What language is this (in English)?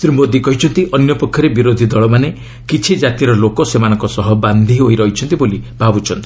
Odia